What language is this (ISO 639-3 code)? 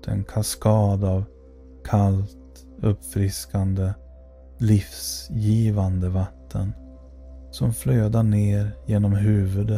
swe